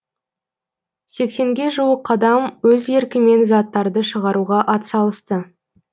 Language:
Kazakh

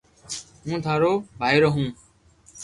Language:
Loarki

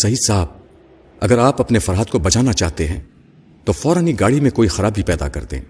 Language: Urdu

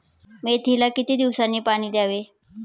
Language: Marathi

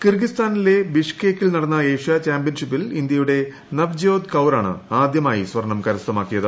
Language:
Malayalam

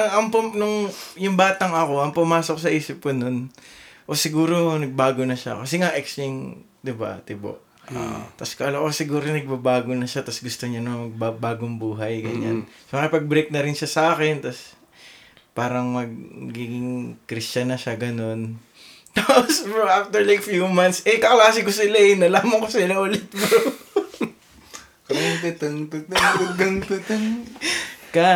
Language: Filipino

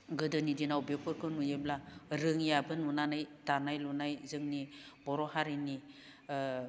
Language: Bodo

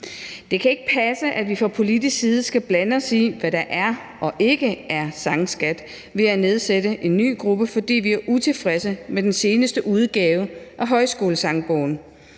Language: Danish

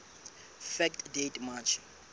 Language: Southern Sotho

